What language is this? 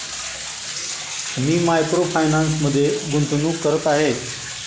Marathi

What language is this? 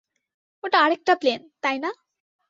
Bangla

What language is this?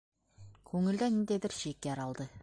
Bashkir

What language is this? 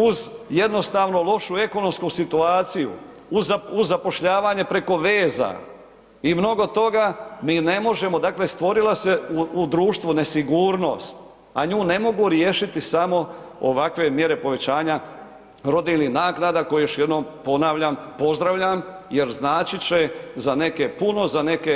Croatian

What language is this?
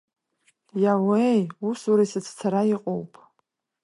Abkhazian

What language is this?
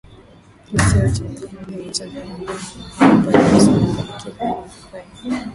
Swahili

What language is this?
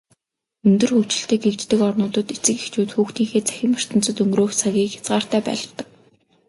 Mongolian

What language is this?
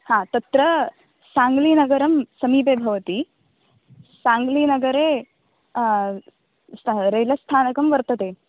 Sanskrit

